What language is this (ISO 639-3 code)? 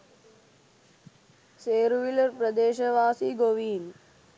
sin